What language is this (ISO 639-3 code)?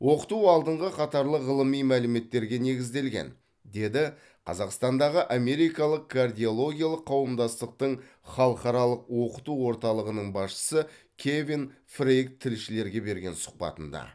kaz